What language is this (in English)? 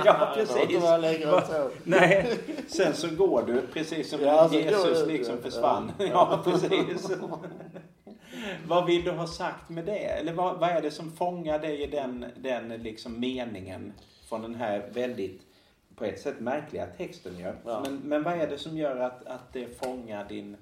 Swedish